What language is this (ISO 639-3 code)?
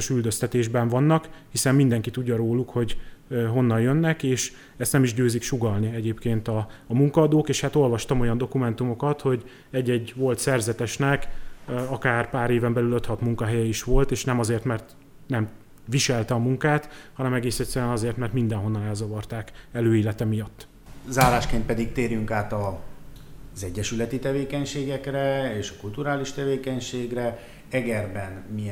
hun